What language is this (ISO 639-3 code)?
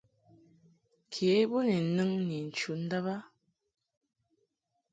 mhk